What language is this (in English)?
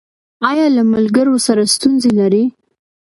Pashto